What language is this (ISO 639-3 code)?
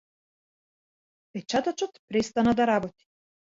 mkd